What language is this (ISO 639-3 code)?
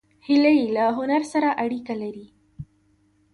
pus